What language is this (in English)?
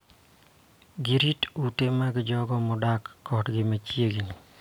Luo (Kenya and Tanzania)